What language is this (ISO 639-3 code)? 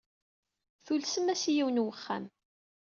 kab